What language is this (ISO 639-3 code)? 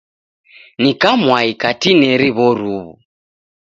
dav